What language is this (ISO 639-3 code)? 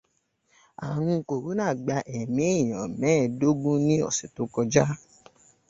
yor